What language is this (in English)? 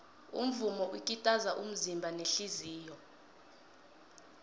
South Ndebele